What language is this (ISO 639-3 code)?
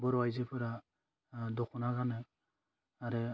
brx